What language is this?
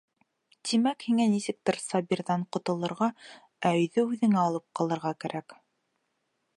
Bashkir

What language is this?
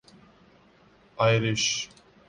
Urdu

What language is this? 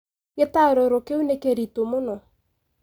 Kikuyu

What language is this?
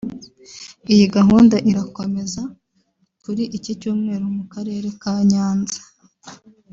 Kinyarwanda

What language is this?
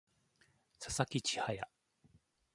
Japanese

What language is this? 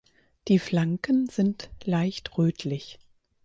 German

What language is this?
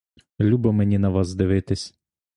Ukrainian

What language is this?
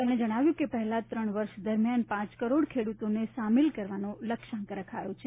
Gujarati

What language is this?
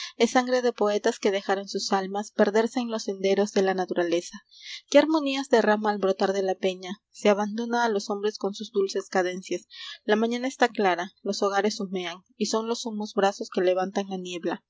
Spanish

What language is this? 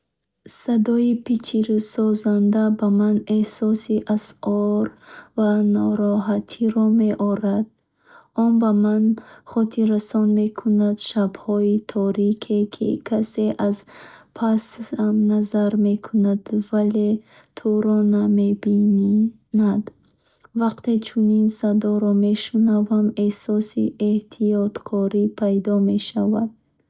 Bukharic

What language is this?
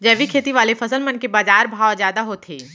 Chhattisgarhi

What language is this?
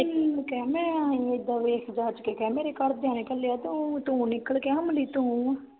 Punjabi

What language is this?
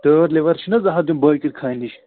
Kashmiri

